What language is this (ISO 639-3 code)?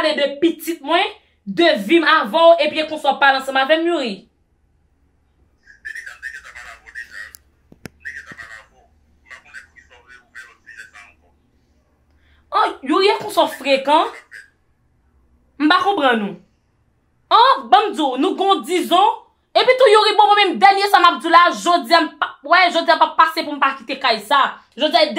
fra